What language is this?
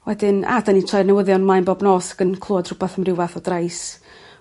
Welsh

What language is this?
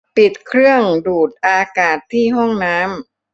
Thai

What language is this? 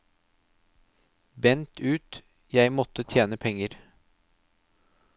Norwegian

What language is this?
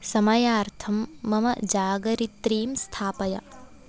Sanskrit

